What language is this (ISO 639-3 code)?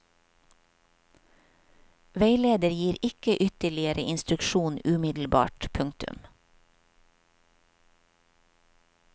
nor